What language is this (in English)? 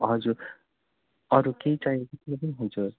Nepali